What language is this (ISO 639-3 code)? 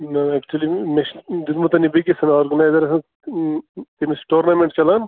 kas